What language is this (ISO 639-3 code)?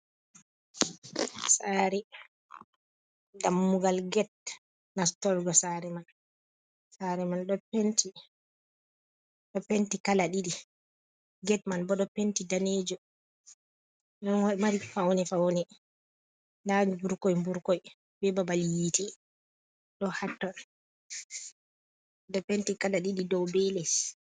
ful